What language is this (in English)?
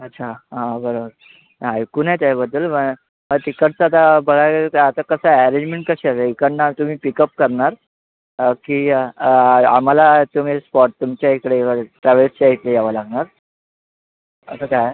Marathi